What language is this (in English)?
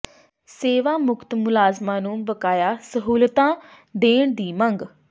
Punjabi